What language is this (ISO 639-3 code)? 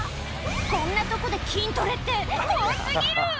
jpn